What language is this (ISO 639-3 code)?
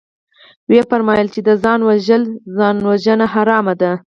pus